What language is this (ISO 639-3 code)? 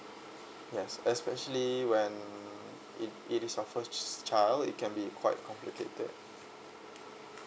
eng